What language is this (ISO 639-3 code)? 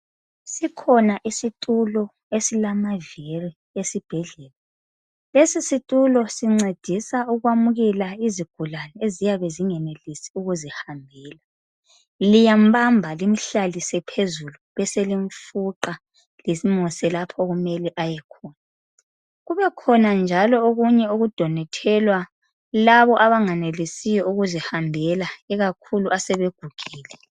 nde